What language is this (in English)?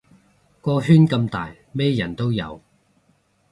Cantonese